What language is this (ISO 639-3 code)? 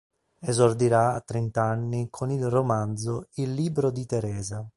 ita